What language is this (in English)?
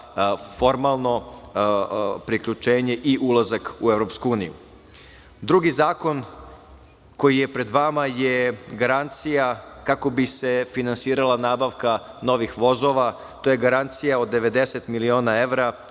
Serbian